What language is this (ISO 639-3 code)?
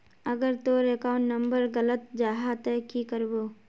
mag